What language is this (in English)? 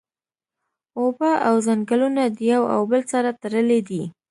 Pashto